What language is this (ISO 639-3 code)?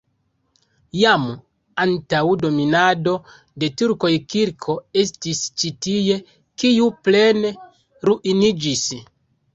epo